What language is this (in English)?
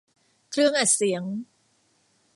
Thai